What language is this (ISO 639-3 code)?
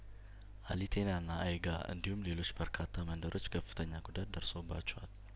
amh